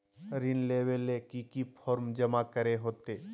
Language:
Magahi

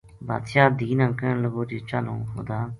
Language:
Gujari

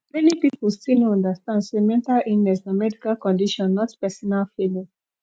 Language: Nigerian Pidgin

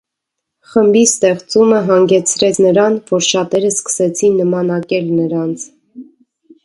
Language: Armenian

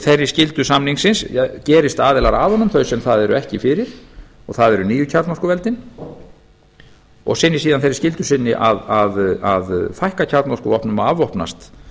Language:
Icelandic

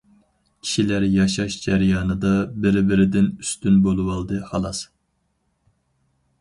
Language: Uyghur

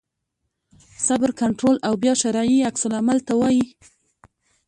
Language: Pashto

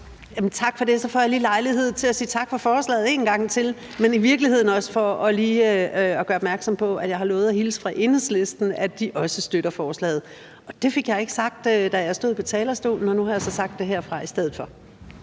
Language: Danish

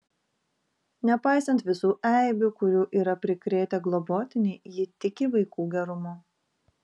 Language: Lithuanian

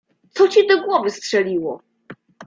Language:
Polish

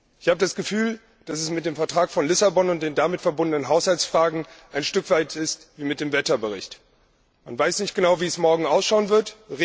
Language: German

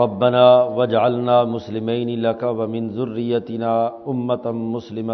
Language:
Urdu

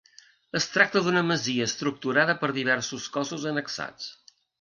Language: Catalan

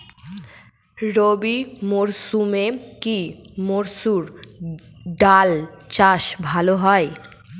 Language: Bangla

